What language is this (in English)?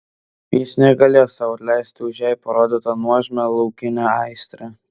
Lithuanian